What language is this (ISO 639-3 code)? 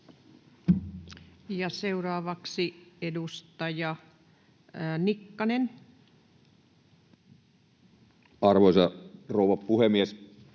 fin